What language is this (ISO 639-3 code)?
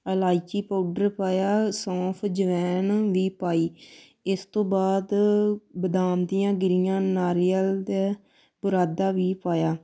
pan